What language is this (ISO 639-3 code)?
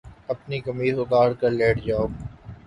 urd